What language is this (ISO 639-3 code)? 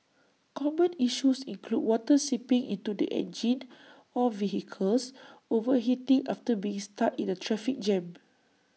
eng